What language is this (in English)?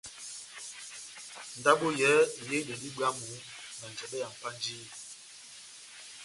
Batanga